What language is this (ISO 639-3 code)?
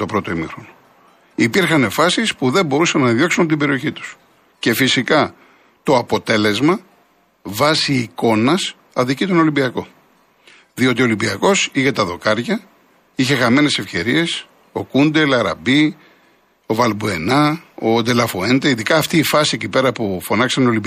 ell